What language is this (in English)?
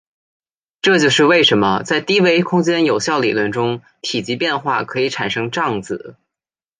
Chinese